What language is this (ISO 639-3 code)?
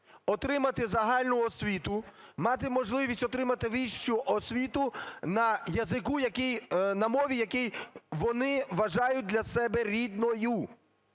ukr